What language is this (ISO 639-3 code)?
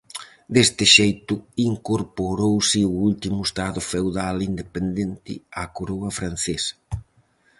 glg